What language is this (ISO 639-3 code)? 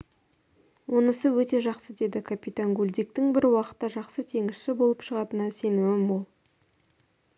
kaz